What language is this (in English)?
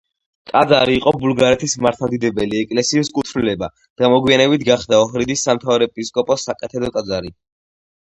Georgian